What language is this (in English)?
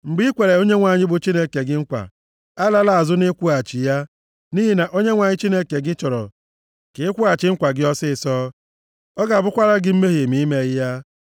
Igbo